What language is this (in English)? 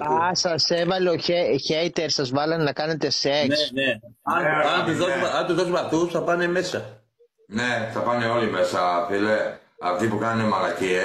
Greek